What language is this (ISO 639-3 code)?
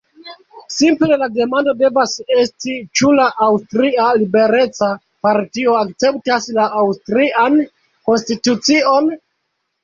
epo